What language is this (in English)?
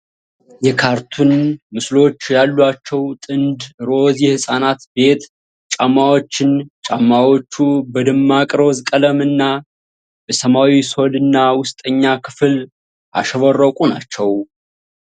Amharic